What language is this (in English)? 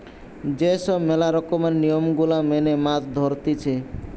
Bangla